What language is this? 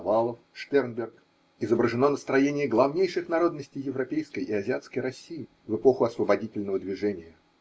Russian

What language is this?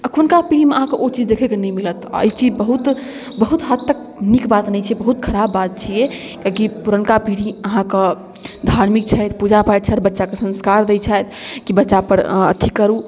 Maithili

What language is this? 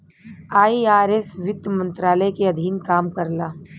Bhojpuri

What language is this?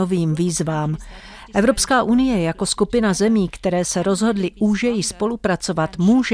Czech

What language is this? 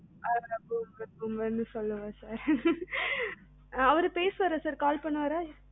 Tamil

